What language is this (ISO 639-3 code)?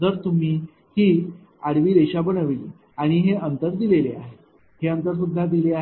mar